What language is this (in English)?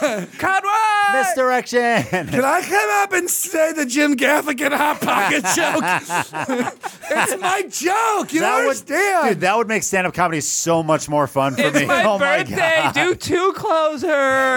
English